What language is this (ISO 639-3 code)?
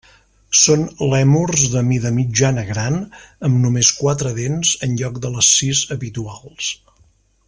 cat